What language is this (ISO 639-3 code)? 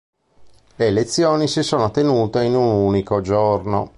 ita